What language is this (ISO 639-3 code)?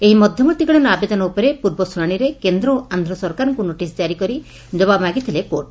ori